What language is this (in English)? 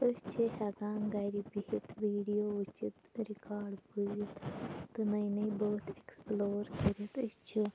Kashmiri